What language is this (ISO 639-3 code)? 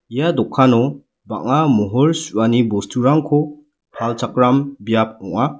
grt